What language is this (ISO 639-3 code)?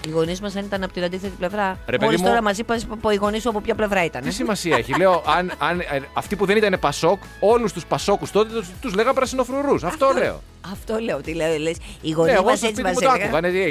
ell